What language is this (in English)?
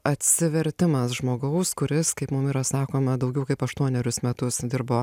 Lithuanian